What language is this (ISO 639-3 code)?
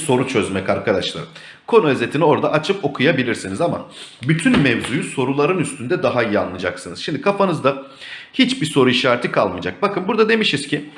tur